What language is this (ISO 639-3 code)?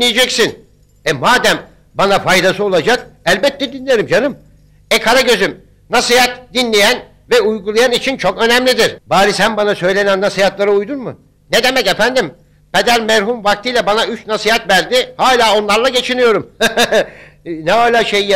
tur